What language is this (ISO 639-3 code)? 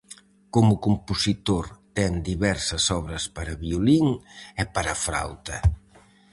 glg